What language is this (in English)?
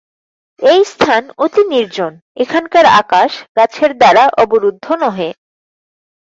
Bangla